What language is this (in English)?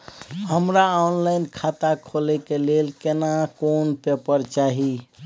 Maithili